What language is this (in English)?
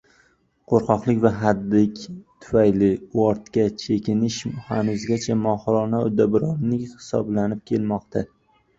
Uzbek